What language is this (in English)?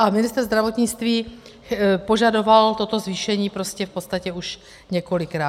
Czech